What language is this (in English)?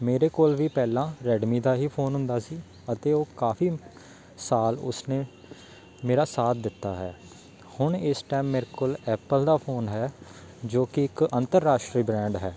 Punjabi